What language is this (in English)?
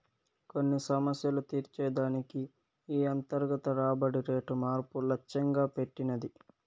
Telugu